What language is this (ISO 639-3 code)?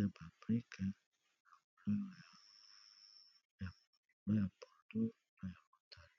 lin